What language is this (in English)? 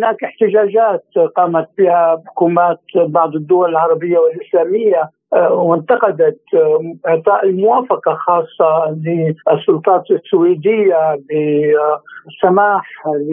Arabic